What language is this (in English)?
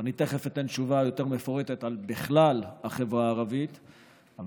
Hebrew